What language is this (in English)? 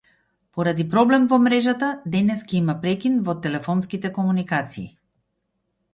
Macedonian